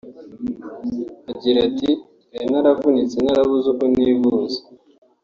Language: Kinyarwanda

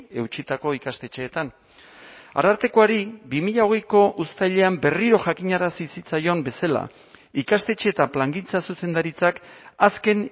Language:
Basque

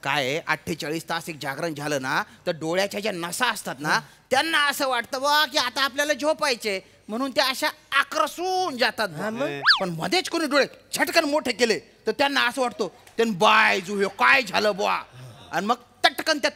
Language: Marathi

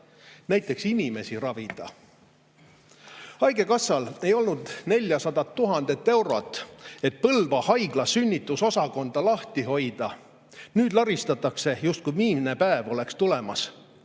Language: Estonian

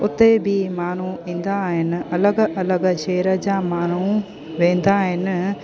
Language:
Sindhi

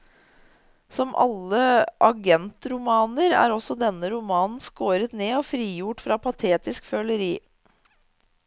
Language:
Norwegian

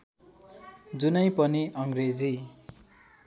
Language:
Nepali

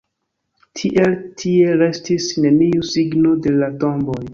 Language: Esperanto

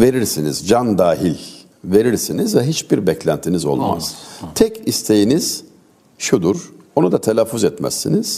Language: Turkish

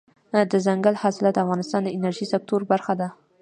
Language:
Pashto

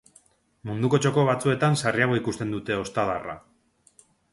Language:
Basque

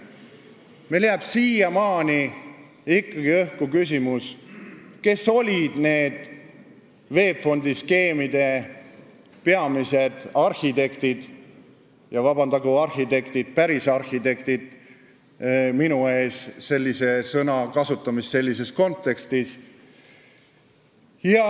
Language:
Estonian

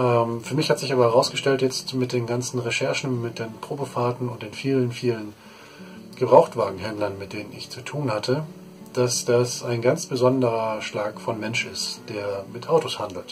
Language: German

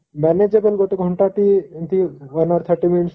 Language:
Odia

